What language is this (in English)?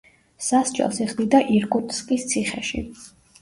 Georgian